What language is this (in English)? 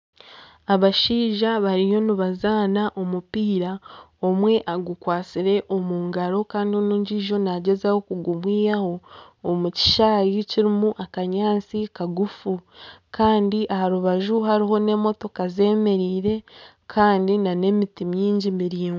Nyankole